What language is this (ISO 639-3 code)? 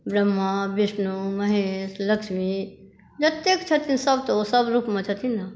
mai